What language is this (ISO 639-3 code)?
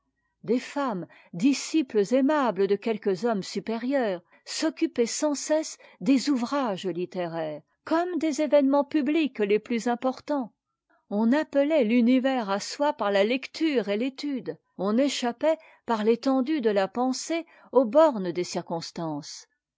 fra